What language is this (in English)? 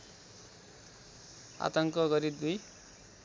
Nepali